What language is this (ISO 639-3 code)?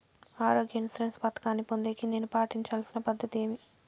tel